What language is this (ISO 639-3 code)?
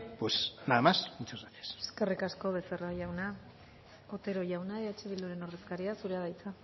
eus